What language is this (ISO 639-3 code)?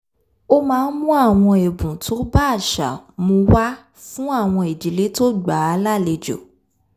yor